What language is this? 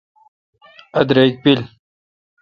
Kalkoti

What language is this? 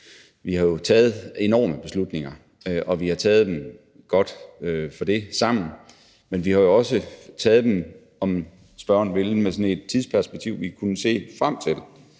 Danish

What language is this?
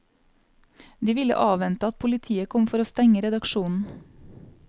Norwegian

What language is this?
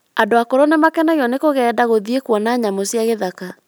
Kikuyu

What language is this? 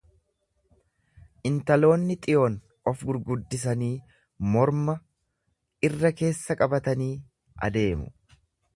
Oromo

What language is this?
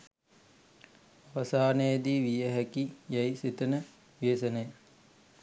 Sinhala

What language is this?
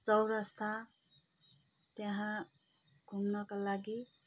Nepali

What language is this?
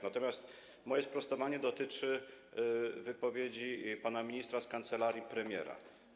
Polish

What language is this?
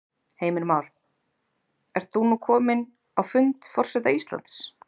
Icelandic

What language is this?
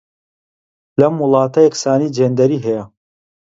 Central Kurdish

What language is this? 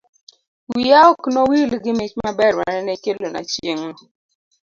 Luo (Kenya and Tanzania)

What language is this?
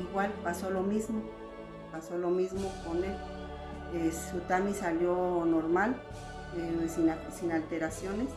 Spanish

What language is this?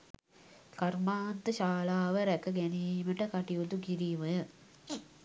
Sinhala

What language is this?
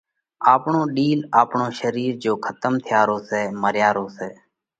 Parkari Koli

